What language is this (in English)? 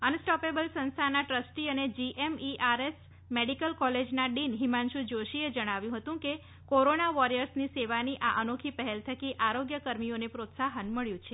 Gujarati